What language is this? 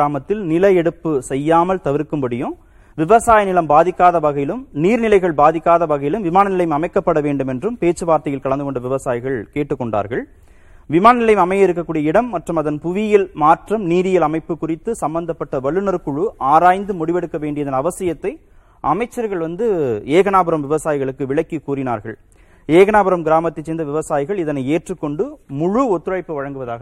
Tamil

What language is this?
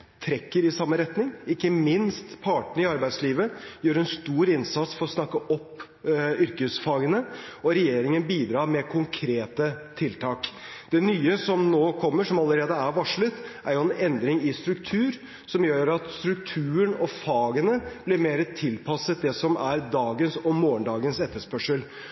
Norwegian Bokmål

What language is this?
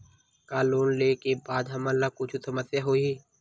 Chhattisgarhi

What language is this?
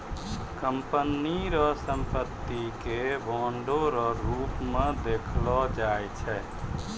Maithili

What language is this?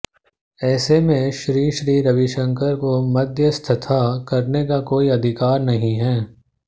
Hindi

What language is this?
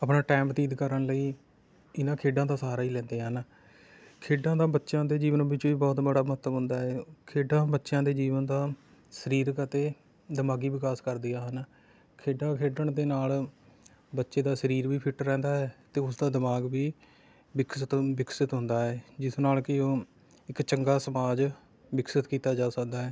Punjabi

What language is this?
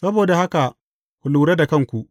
Hausa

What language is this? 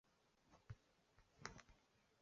Chinese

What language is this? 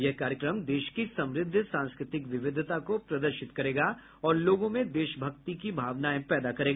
Hindi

